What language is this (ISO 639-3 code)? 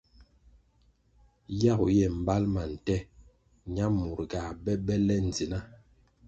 nmg